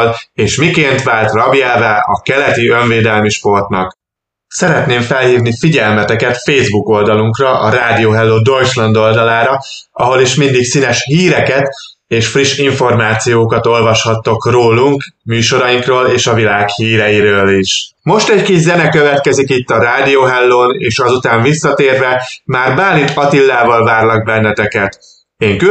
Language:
Hungarian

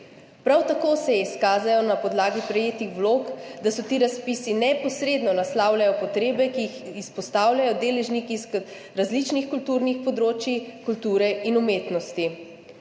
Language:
Slovenian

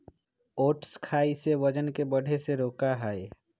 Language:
Magahi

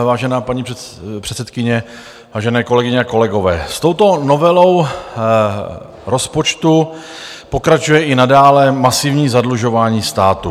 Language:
Czech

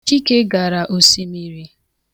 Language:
Igbo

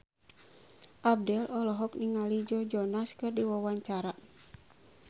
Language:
Sundanese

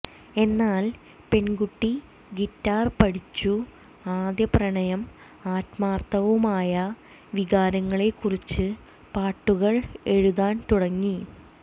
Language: Malayalam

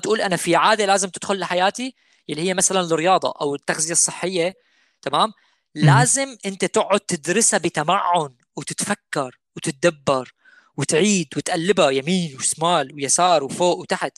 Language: Arabic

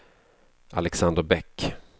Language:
Swedish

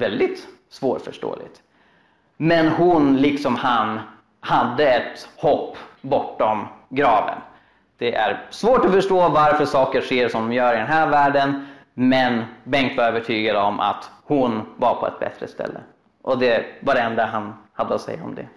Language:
Swedish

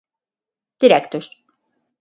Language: Galician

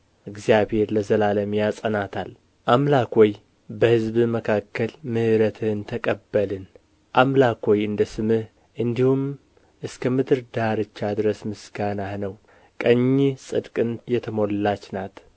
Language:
Amharic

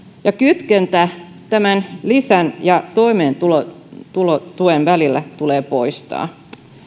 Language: Finnish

